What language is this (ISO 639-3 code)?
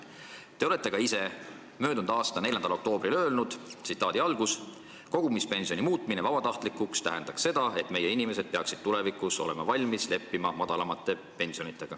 est